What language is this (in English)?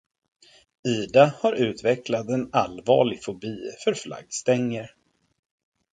Swedish